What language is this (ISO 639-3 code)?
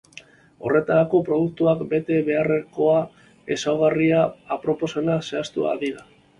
eus